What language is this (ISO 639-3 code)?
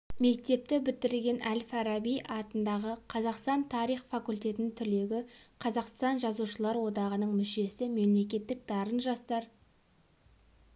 kaz